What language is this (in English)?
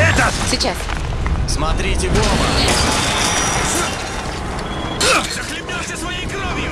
Russian